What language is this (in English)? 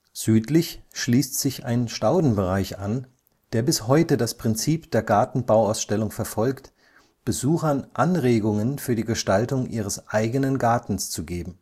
German